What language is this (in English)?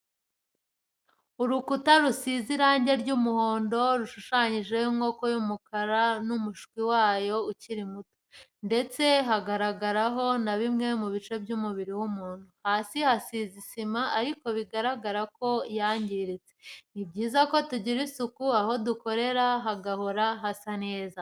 Kinyarwanda